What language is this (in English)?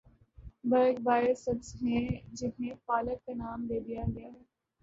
Urdu